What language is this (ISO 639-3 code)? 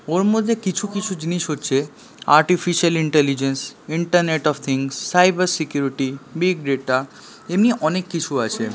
ben